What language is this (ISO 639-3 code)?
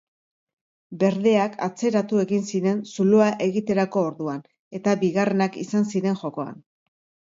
eus